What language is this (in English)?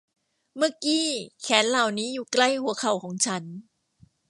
Thai